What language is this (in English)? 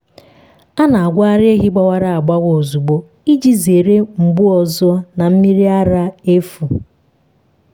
Igbo